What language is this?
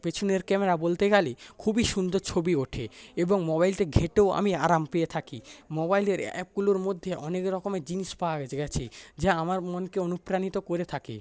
Bangla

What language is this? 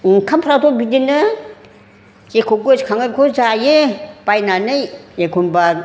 Bodo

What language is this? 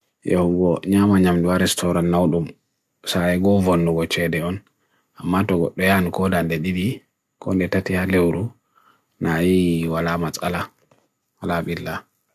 Bagirmi Fulfulde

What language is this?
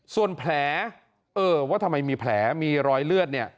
Thai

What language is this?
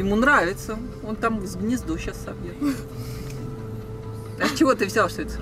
Russian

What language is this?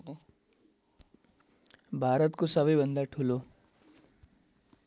Nepali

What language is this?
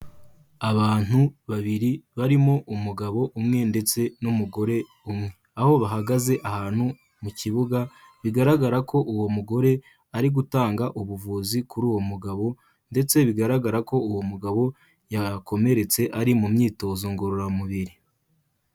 Kinyarwanda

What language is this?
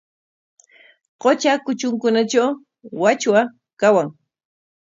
Corongo Ancash Quechua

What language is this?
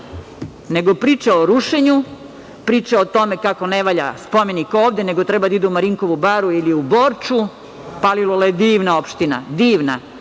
Serbian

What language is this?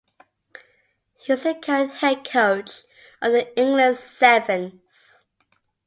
English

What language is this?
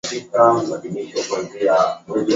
Swahili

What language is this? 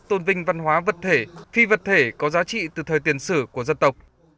Vietnamese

